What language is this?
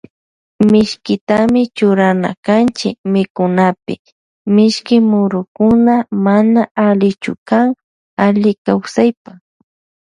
Loja Highland Quichua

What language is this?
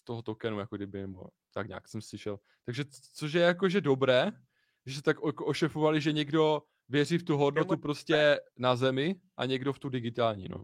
Czech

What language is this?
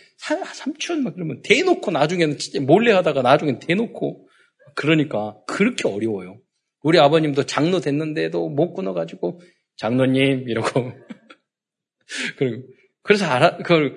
Korean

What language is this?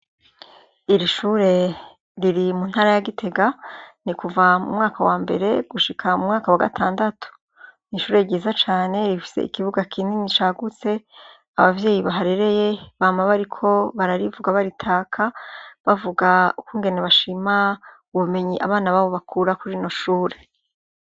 Rundi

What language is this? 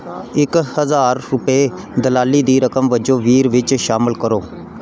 Punjabi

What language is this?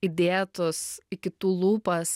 Lithuanian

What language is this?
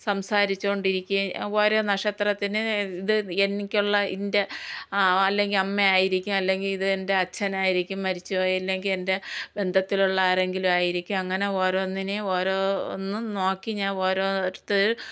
Malayalam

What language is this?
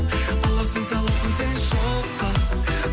Kazakh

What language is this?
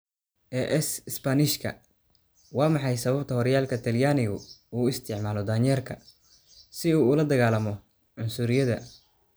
Somali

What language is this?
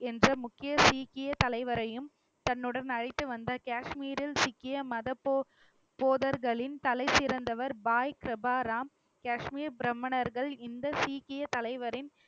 Tamil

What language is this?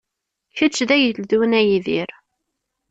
Kabyle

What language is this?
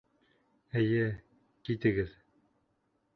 Bashkir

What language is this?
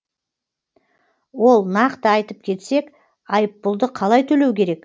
Kazakh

